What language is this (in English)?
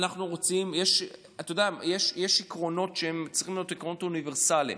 Hebrew